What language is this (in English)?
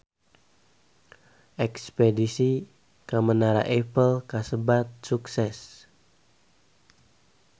Sundanese